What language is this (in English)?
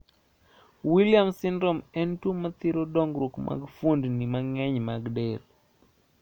Luo (Kenya and Tanzania)